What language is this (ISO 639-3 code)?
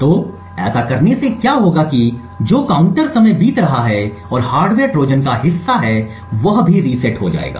hin